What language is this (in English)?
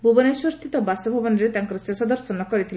Odia